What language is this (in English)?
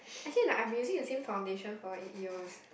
English